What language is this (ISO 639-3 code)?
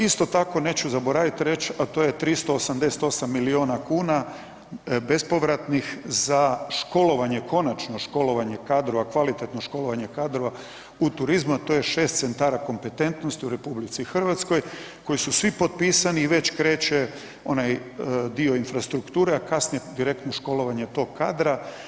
hrv